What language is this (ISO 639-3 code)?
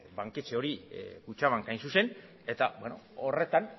eus